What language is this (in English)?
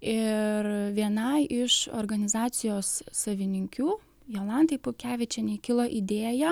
Lithuanian